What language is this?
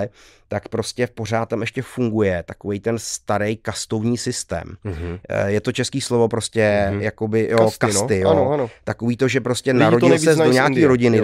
Czech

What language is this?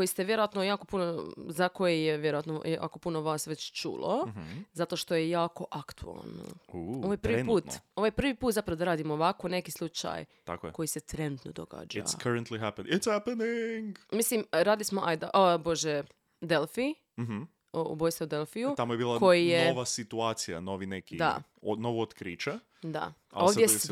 Croatian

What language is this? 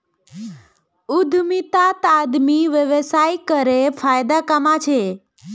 Magahi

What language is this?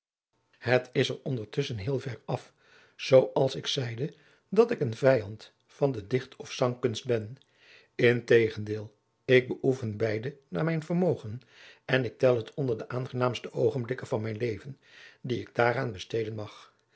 Dutch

